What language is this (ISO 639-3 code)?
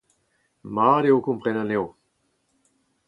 bre